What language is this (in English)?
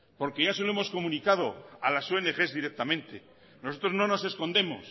Spanish